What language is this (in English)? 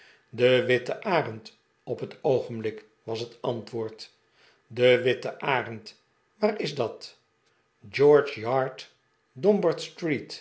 Dutch